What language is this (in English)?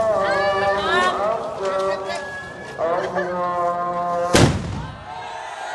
Indonesian